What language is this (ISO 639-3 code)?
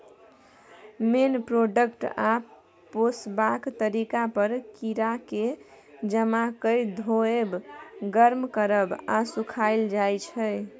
mai